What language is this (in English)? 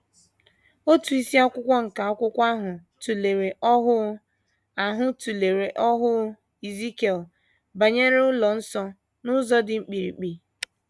Igbo